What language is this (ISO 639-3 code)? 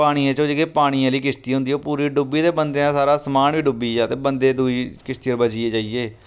doi